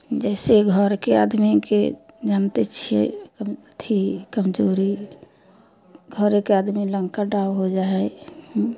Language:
Maithili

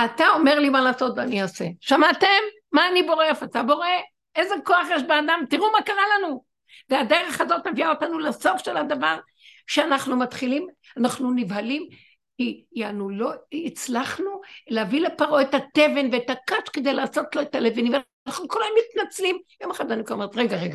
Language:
Hebrew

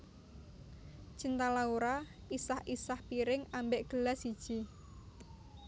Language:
Javanese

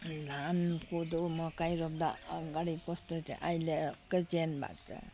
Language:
Nepali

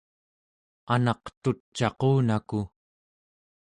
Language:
Central Yupik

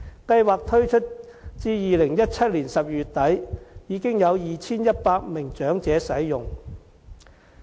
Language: Cantonese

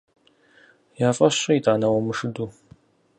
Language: Kabardian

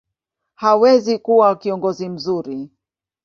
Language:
Swahili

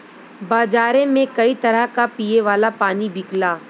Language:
Bhojpuri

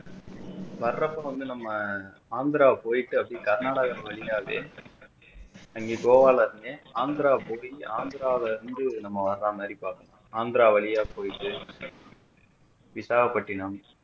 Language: Tamil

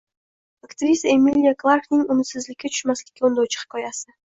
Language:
Uzbek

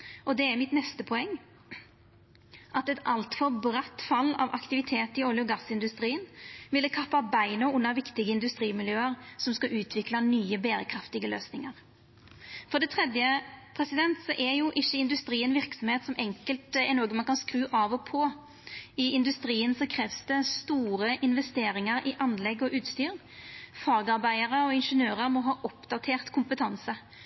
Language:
Norwegian Nynorsk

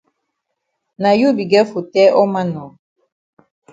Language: Cameroon Pidgin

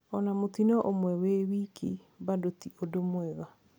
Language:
Kikuyu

